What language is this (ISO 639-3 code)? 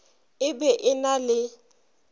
nso